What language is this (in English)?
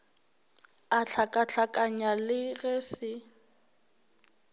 Northern Sotho